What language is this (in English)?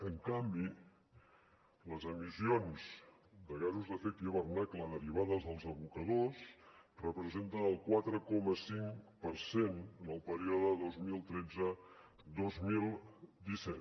Catalan